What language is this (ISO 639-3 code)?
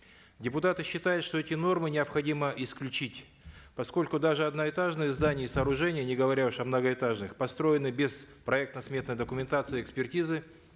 kaz